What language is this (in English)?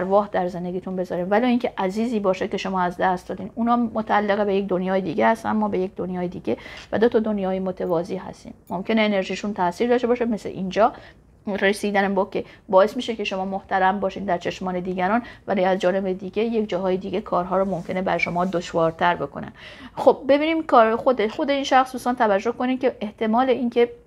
Persian